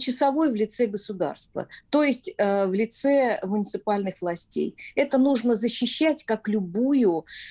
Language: Russian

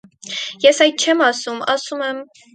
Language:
Armenian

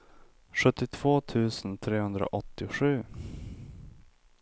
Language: Swedish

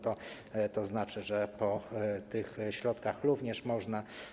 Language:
Polish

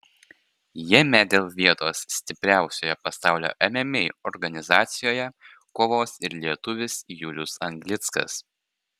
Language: Lithuanian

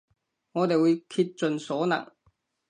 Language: Cantonese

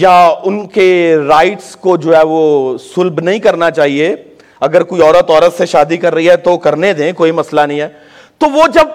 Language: Urdu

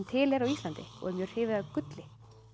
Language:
Icelandic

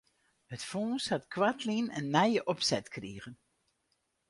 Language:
Western Frisian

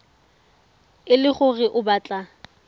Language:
Tswana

